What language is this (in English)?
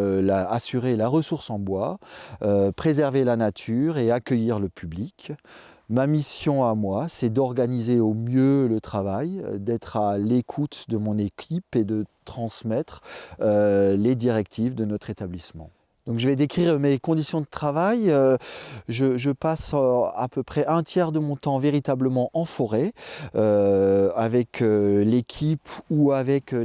French